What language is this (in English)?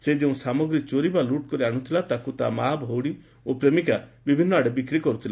Odia